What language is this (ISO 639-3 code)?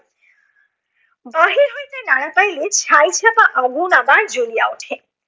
ben